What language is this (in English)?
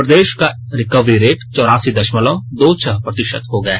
Hindi